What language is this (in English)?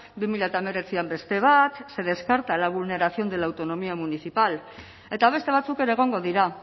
Basque